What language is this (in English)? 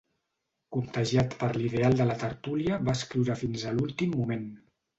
Catalan